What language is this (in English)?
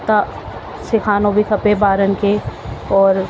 Sindhi